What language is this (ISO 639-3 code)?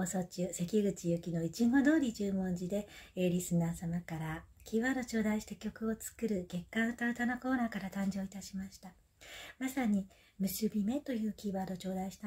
jpn